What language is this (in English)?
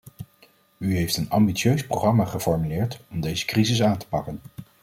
Dutch